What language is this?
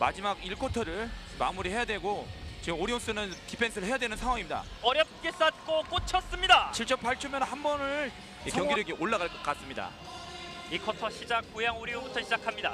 Korean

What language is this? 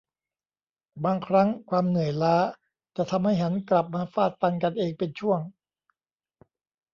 Thai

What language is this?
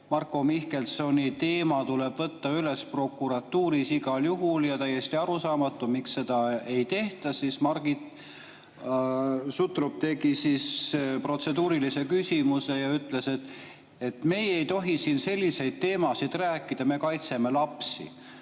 Estonian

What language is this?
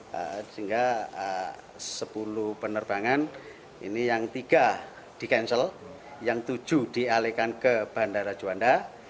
Indonesian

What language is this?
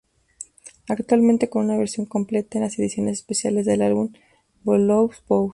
Spanish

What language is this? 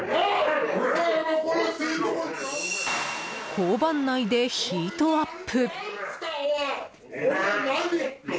Japanese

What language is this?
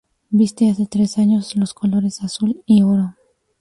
Spanish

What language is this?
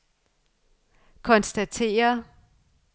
Danish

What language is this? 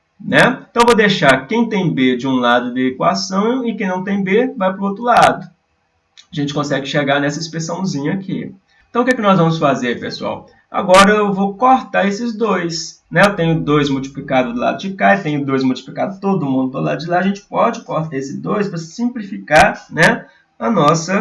Portuguese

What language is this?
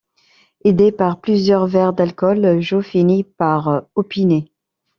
French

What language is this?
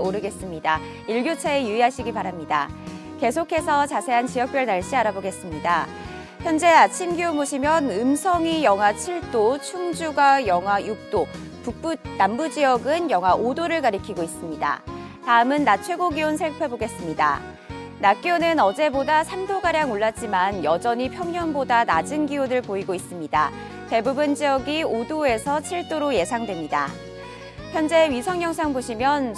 Korean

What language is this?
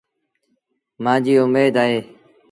Sindhi Bhil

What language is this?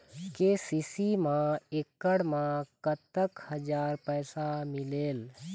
Chhattisgarhi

